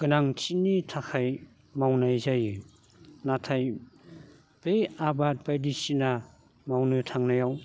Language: Bodo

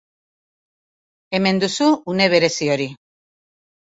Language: Basque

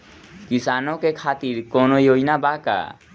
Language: Bhojpuri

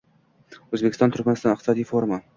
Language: Uzbek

